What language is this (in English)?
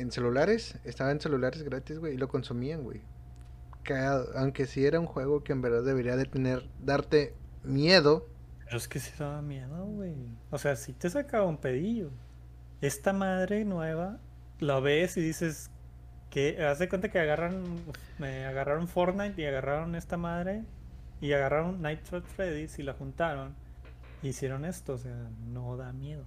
Spanish